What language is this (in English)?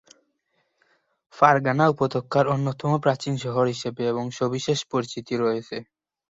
Bangla